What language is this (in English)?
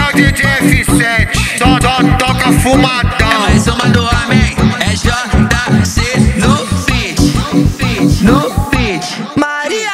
Romanian